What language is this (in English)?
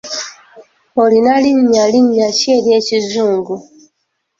Ganda